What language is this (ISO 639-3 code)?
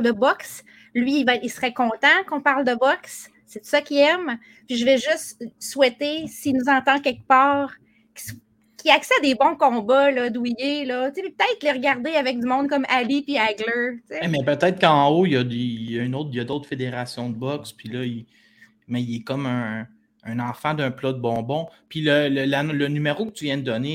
fra